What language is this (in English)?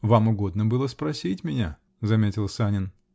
Russian